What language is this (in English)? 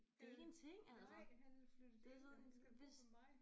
Danish